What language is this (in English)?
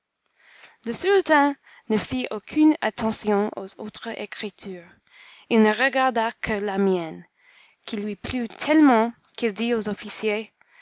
French